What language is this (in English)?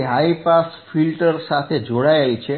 Gujarati